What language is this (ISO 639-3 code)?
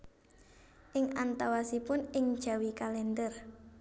jav